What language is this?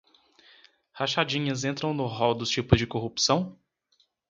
Portuguese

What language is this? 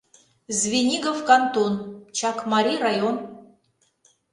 Mari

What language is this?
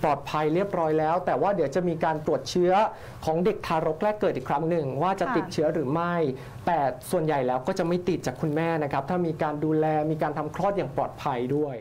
Thai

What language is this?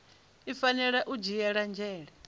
Venda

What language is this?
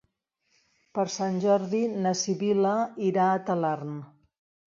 Catalan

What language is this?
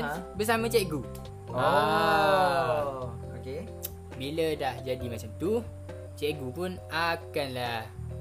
Malay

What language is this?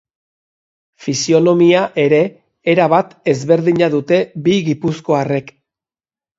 Basque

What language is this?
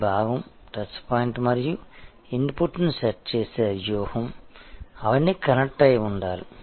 Telugu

